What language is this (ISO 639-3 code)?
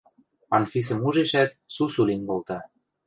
mrj